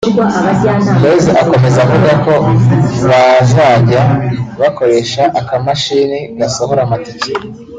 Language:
Kinyarwanda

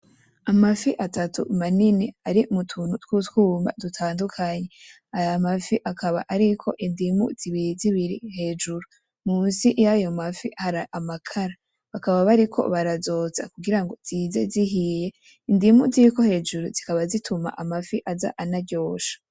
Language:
Rundi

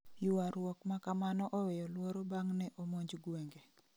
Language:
Luo (Kenya and Tanzania)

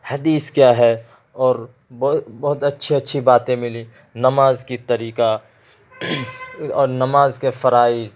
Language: Urdu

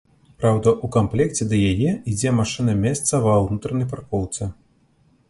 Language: Belarusian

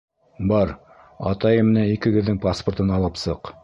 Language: Bashkir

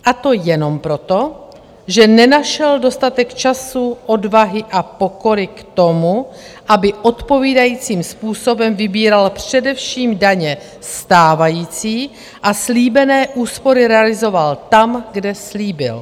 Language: Czech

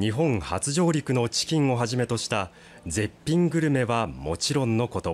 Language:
Japanese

